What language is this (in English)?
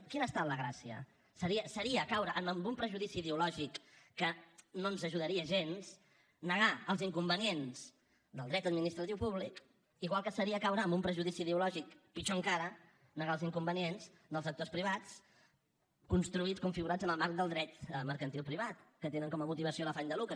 Catalan